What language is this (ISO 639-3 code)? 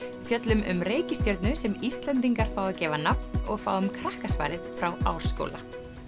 isl